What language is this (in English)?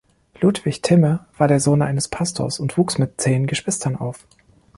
German